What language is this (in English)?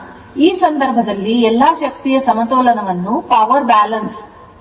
Kannada